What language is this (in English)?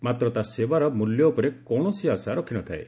Odia